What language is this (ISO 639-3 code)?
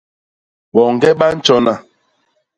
bas